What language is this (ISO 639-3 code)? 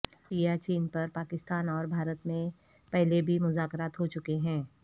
urd